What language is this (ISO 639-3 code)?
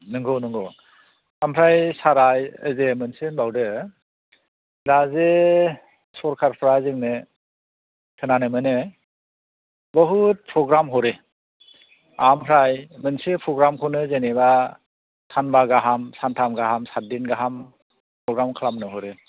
brx